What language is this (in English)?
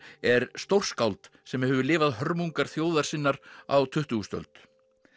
Icelandic